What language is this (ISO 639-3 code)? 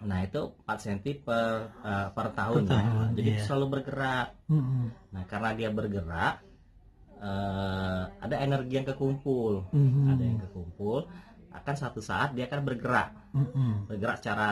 ind